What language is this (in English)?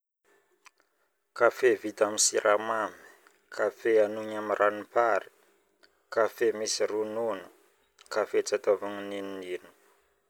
Northern Betsimisaraka Malagasy